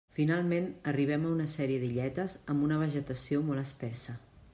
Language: Catalan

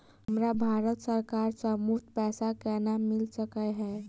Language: Maithili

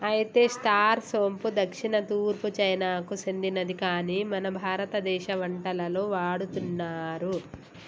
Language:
Telugu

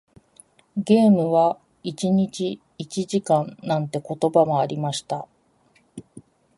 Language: Japanese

